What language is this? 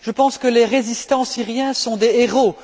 French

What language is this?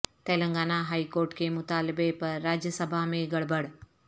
Urdu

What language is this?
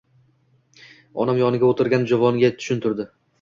Uzbek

